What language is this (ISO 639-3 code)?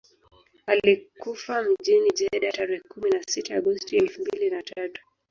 swa